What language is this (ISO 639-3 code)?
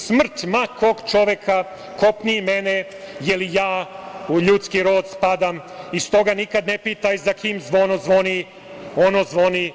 srp